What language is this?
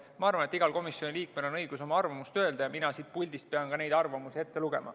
Estonian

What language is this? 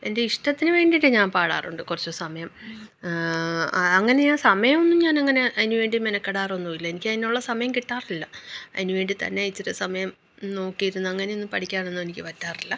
Malayalam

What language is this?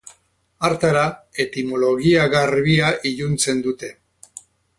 Basque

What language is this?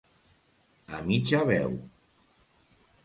Catalan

